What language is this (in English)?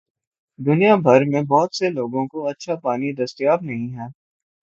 Urdu